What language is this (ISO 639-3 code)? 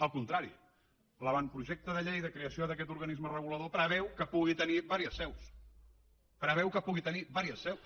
cat